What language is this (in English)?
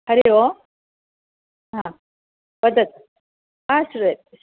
Sanskrit